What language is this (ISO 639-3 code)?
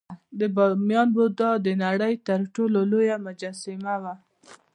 pus